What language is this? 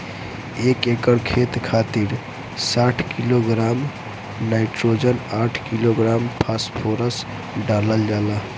Bhojpuri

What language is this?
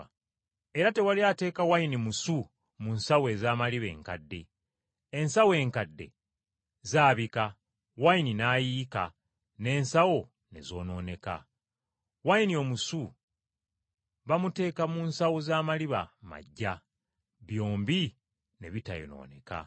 Ganda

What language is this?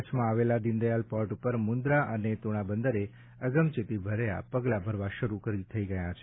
Gujarati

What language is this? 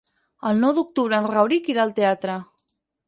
Catalan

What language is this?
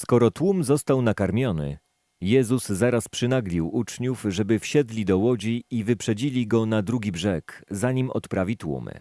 Polish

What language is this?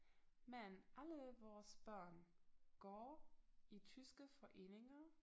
Danish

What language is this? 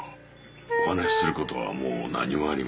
Japanese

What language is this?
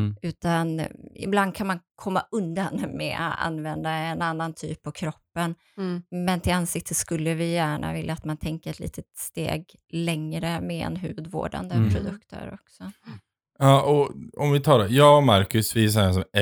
Swedish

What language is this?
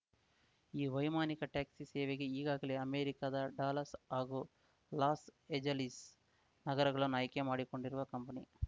Kannada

